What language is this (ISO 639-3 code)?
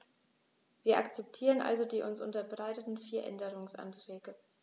deu